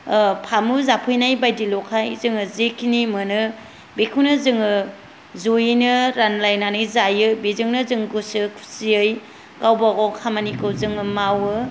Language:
Bodo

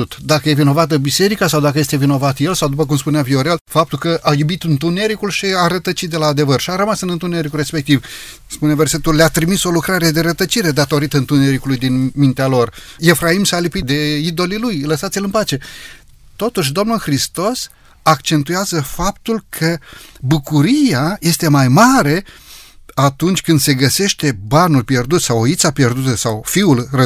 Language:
Romanian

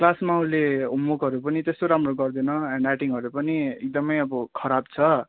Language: Nepali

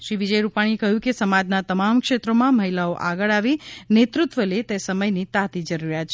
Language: Gujarati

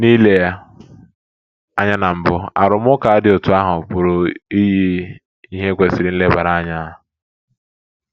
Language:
Igbo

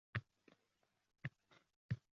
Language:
Uzbek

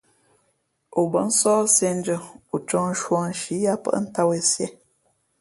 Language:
Fe'fe'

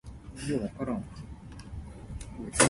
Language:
Min Nan Chinese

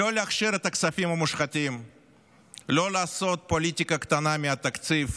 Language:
Hebrew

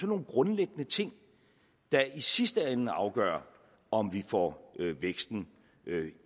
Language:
Danish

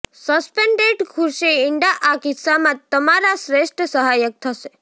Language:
Gujarati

